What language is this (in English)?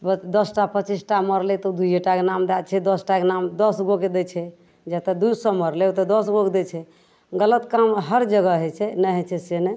Maithili